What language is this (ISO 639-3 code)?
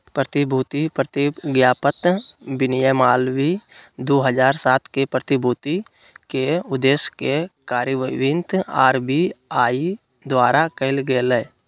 mag